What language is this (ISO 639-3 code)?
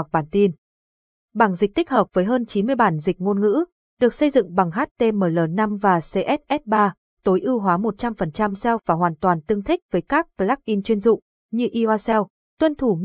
vie